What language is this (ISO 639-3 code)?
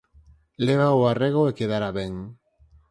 glg